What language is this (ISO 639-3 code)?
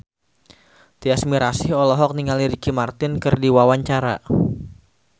sun